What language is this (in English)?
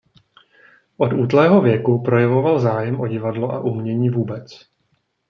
Czech